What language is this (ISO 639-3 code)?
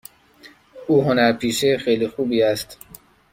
fas